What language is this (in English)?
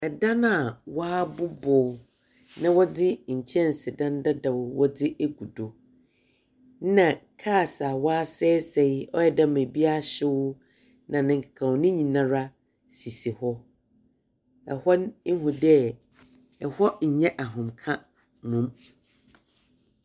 Akan